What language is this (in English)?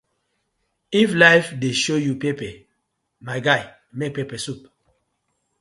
Nigerian Pidgin